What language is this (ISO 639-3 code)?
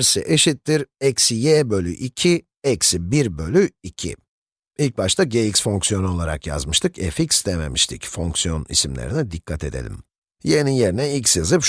tur